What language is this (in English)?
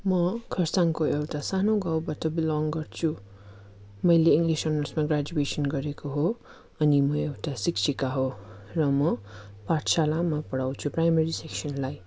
Nepali